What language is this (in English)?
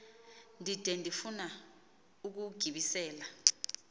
Xhosa